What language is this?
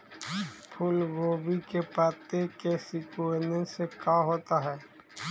Magahi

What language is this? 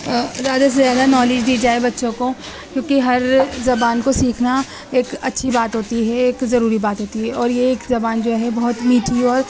Urdu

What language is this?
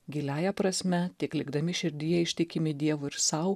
Lithuanian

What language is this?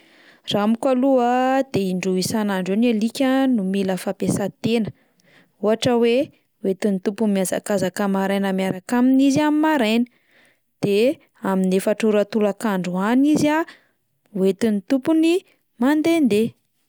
Malagasy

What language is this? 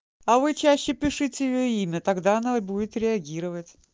Russian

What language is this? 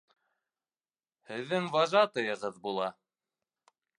Bashkir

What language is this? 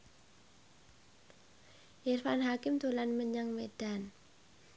Javanese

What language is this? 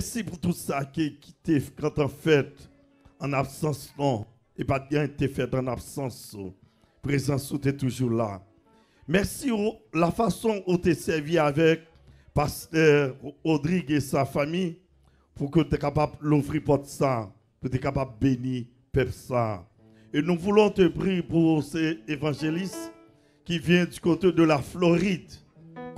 French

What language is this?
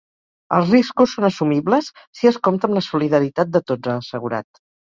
Catalan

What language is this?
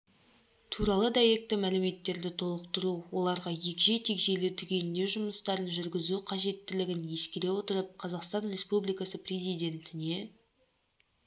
Kazakh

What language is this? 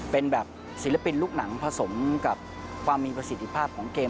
Thai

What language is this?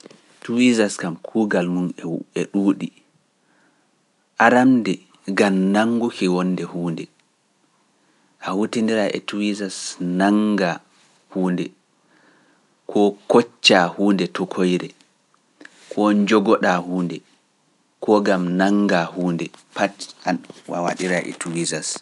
Pular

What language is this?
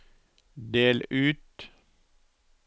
Norwegian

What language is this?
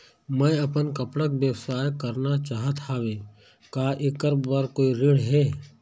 Chhattisgarhi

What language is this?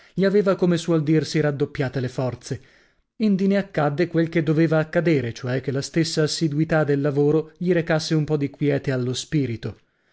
Italian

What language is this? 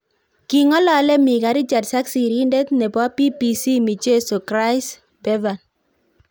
Kalenjin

